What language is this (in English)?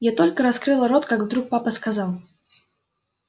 Russian